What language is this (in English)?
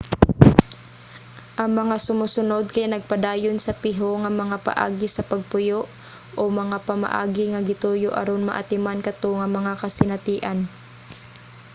Cebuano